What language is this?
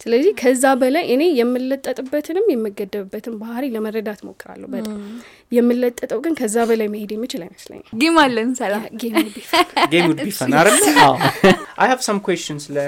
Amharic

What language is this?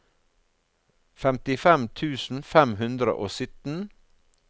Norwegian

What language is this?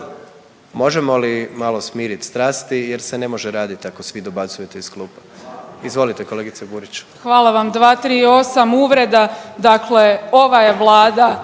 Croatian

